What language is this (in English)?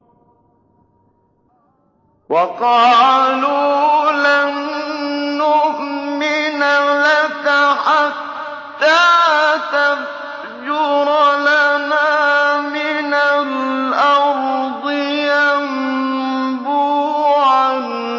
Arabic